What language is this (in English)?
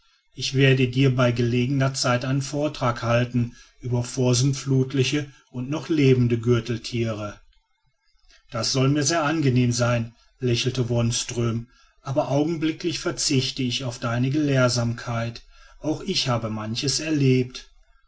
German